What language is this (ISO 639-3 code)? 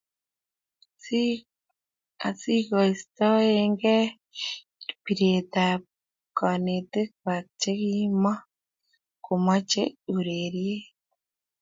kln